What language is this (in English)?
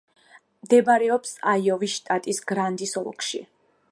Georgian